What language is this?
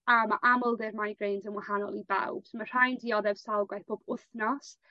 Welsh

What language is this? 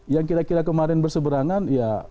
Indonesian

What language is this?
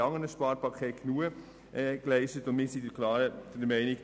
Swiss German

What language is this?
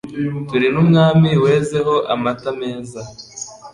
Kinyarwanda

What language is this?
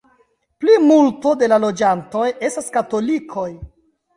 Esperanto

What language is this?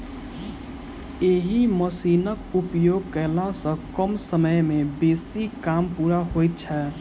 Maithili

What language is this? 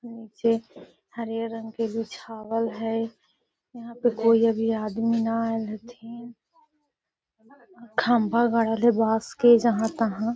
Magahi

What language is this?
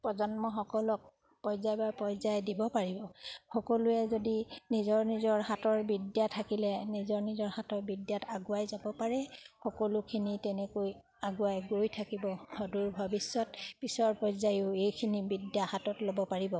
Assamese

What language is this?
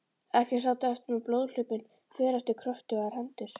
Icelandic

